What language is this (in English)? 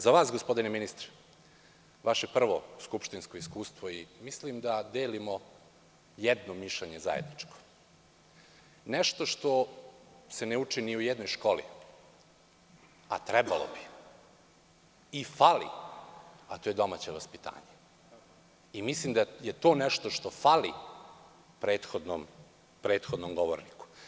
Serbian